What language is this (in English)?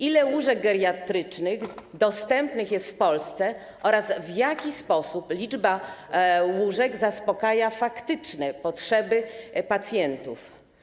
Polish